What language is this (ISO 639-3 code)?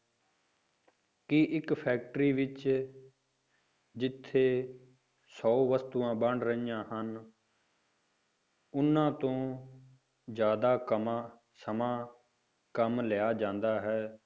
pan